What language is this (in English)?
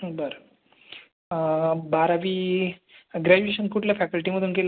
Marathi